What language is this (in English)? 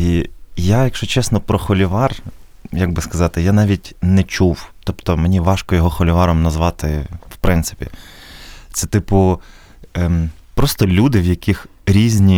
Ukrainian